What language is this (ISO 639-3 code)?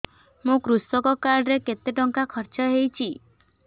ori